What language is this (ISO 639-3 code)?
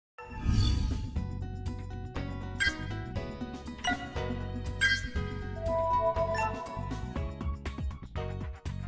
vie